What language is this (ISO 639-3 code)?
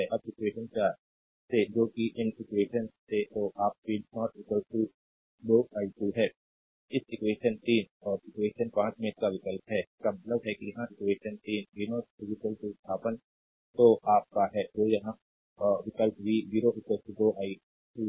hin